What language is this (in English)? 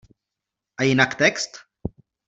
Czech